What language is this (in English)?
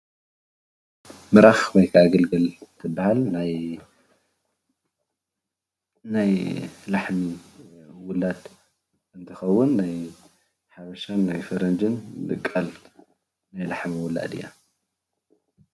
Tigrinya